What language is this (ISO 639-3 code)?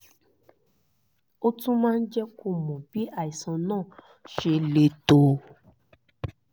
yor